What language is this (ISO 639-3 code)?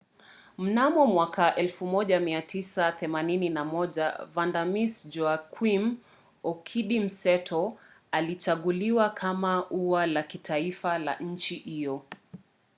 swa